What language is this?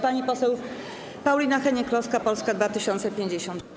Polish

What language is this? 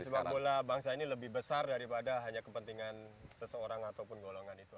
Indonesian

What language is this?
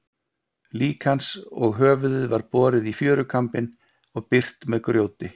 Icelandic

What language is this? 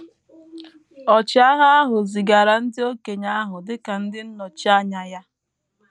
Igbo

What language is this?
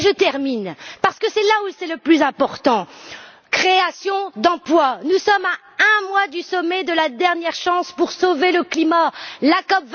French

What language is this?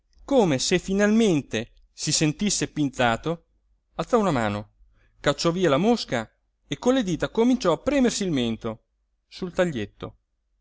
Italian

